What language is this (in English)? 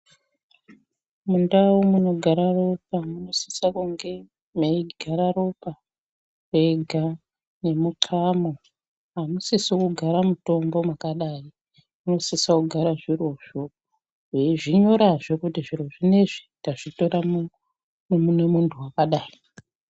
Ndau